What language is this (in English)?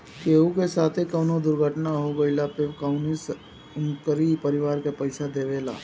Bhojpuri